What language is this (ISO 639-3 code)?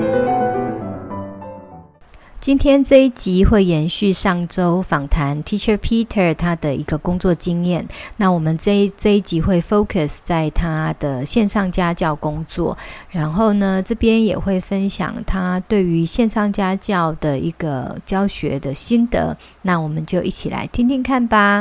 zho